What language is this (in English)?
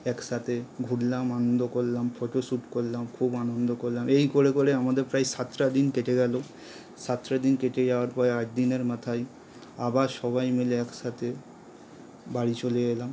Bangla